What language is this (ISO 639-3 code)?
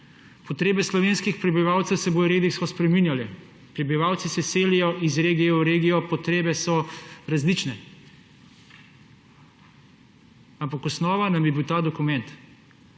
slv